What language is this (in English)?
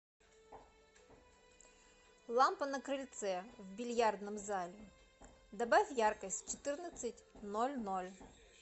Russian